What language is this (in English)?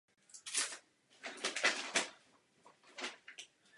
Czech